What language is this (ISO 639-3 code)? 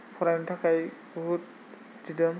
brx